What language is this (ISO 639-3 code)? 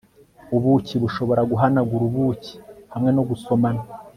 kin